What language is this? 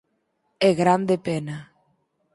Galician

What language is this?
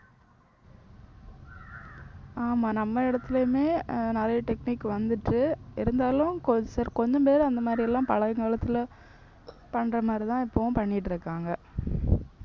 Tamil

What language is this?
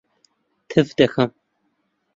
Central Kurdish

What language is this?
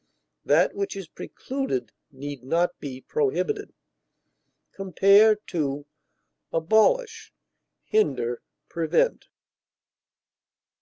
English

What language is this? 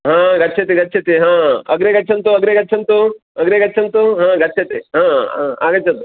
Sanskrit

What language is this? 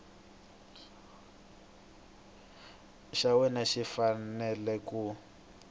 Tsonga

